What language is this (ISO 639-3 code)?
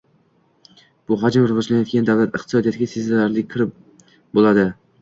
uzb